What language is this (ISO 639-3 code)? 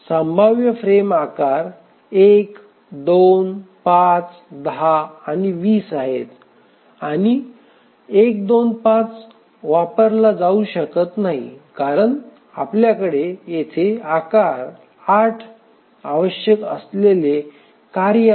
mar